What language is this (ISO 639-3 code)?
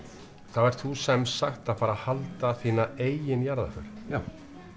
isl